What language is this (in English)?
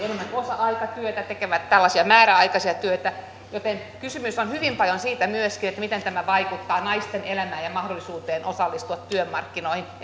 Finnish